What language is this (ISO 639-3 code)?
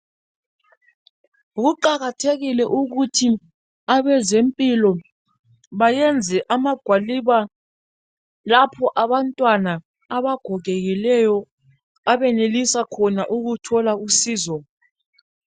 nde